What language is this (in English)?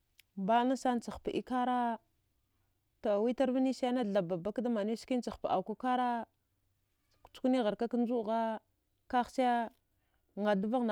Dghwede